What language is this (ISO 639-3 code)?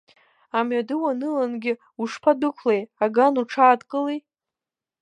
abk